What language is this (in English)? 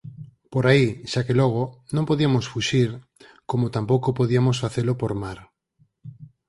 Galician